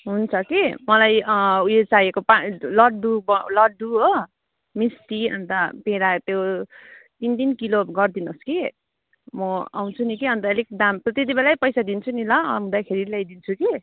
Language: Nepali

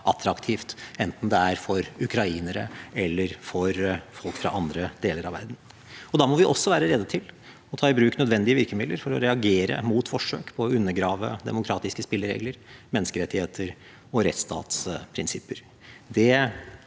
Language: Norwegian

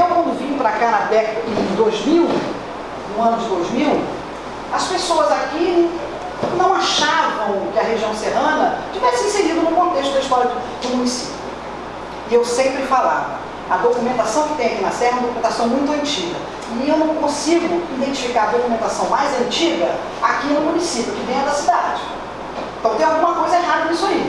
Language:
Portuguese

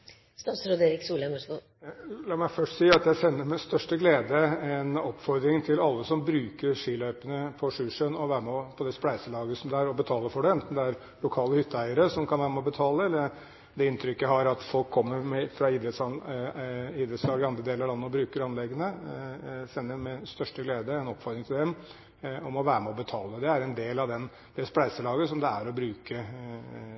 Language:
Norwegian Bokmål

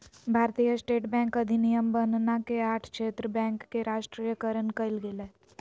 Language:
Magahi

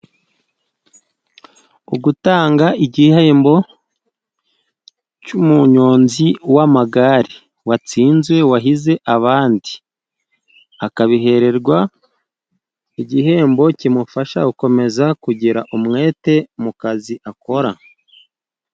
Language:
Kinyarwanda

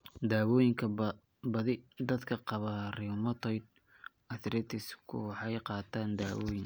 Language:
Somali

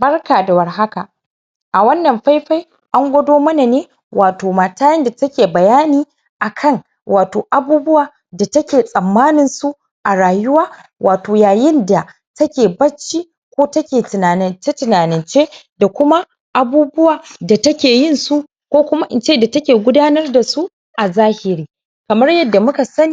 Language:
Hausa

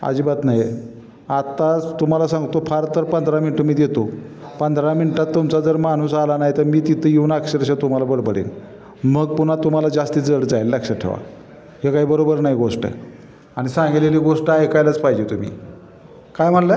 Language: Marathi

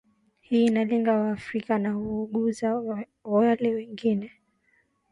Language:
Swahili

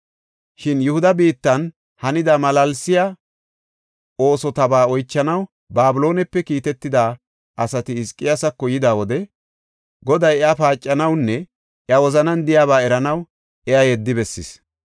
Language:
Gofa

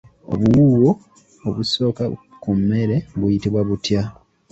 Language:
Ganda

